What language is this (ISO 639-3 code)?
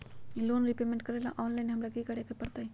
mag